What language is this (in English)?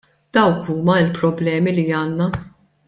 Maltese